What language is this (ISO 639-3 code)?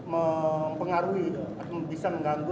ind